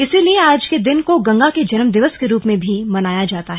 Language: Hindi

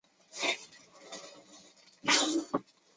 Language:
Chinese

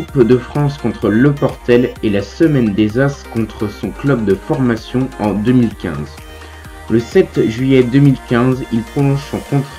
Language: French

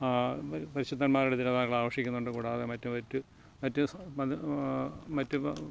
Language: Malayalam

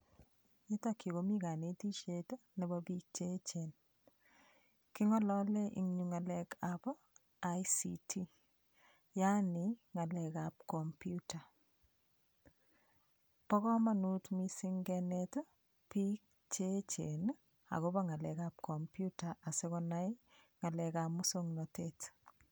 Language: Kalenjin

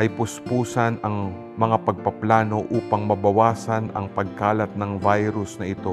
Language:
Filipino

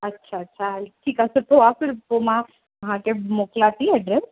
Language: Sindhi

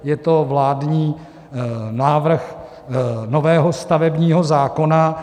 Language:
Czech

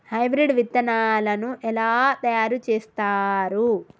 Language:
Telugu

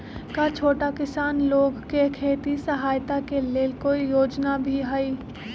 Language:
Magahi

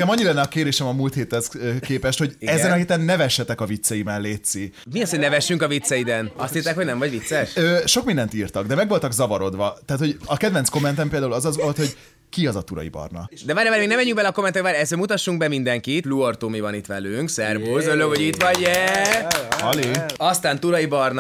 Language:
Hungarian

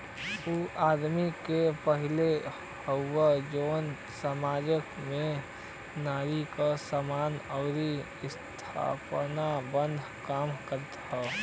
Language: Bhojpuri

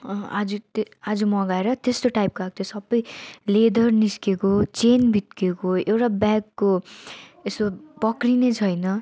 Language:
Nepali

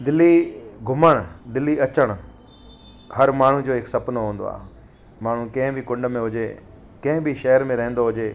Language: Sindhi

